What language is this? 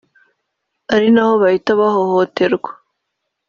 Kinyarwanda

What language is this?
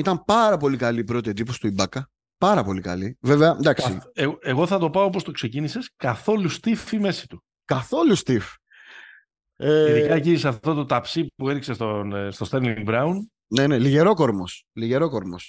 Greek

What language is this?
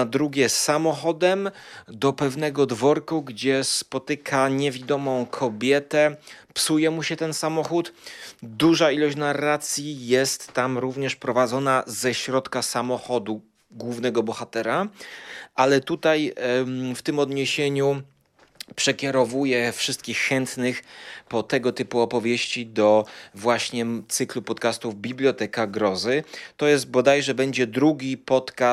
Polish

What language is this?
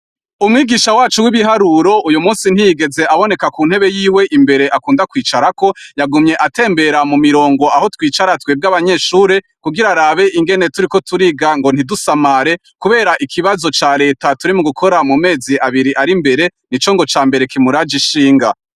Rundi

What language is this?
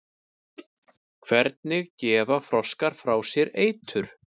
Icelandic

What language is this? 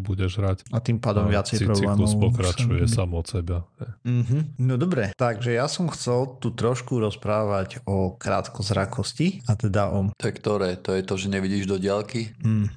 Slovak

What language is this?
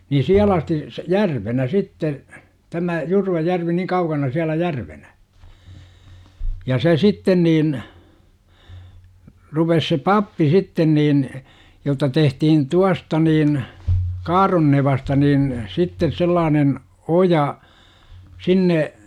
Finnish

